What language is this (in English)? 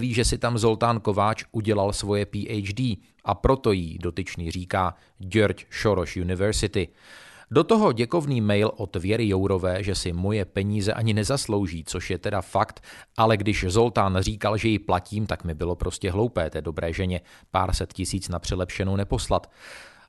Czech